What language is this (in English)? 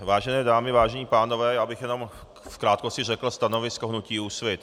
Czech